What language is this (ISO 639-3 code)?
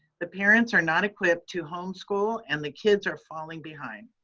eng